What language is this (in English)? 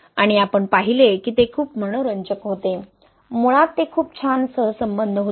Marathi